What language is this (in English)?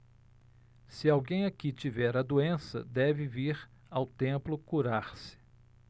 Portuguese